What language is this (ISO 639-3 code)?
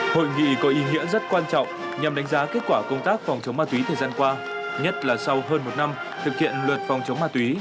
vie